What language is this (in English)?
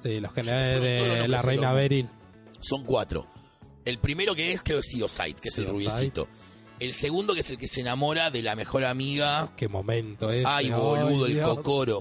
Spanish